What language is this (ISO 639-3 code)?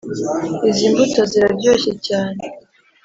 kin